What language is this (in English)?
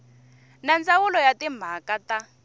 Tsonga